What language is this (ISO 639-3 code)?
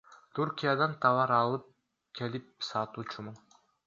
kir